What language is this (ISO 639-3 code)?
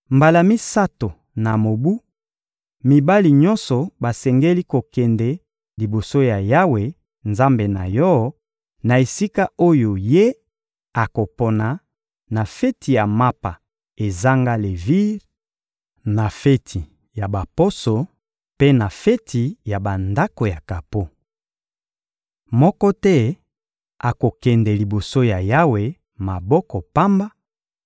lin